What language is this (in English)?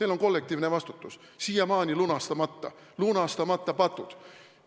Estonian